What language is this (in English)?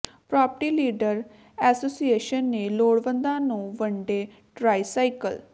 Punjabi